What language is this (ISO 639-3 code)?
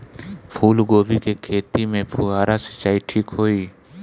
bho